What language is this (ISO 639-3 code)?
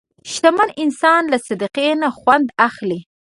pus